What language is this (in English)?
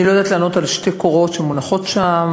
Hebrew